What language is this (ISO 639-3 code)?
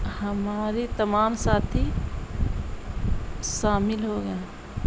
urd